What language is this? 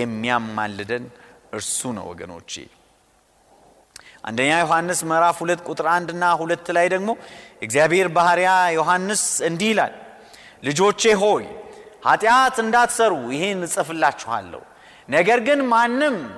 Amharic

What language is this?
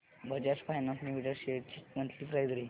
Marathi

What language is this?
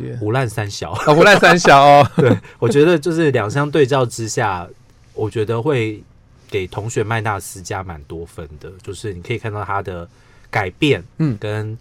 Chinese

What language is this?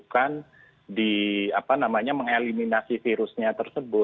Indonesian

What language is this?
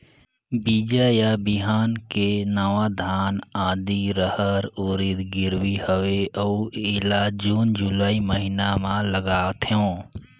Chhattisgarhi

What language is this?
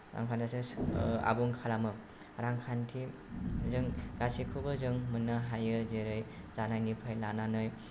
Bodo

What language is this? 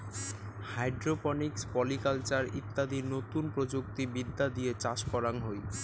Bangla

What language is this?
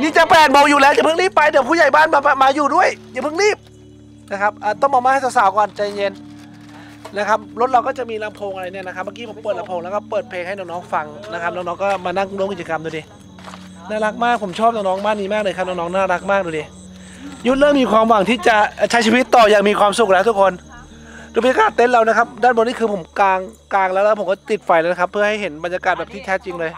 Thai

